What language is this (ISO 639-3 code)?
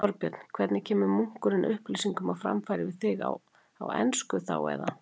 isl